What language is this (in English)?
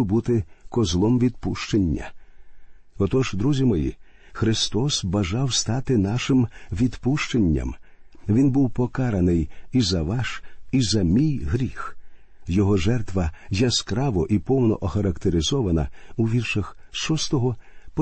Ukrainian